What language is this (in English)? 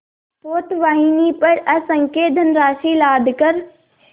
Hindi